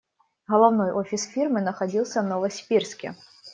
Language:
Russian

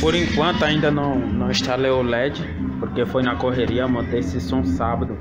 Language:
Portuguese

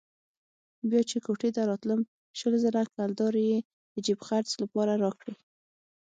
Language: Pashto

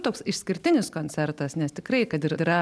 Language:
Lithuanian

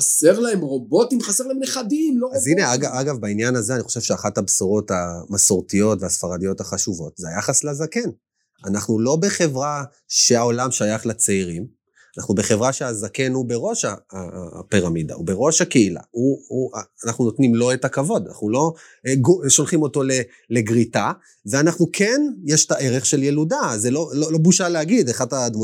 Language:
Hebrew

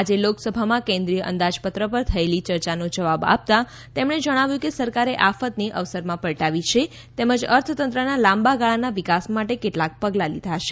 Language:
Gujarati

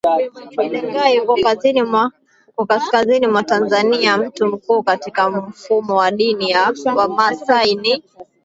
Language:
Swahili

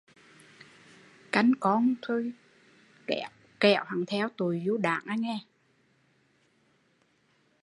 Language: Vietnamese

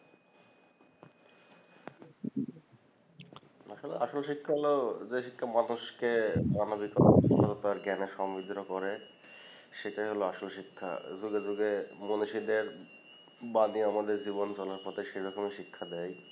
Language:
Bangla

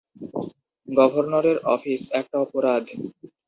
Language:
Bangla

